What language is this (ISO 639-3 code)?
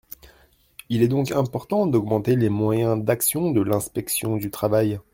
fra